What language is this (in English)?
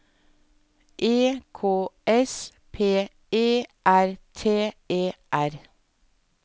Norwegian